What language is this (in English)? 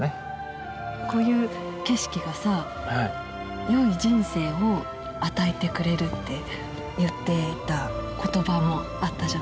Japanese